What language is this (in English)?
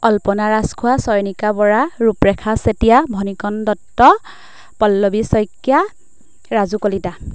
Assamese